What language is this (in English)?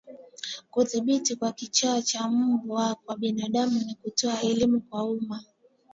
Swahili